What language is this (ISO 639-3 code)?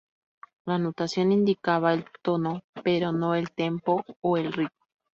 spa